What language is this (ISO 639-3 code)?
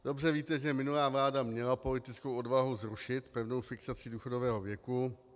ces